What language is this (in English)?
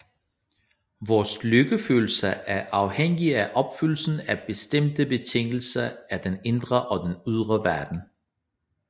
Danish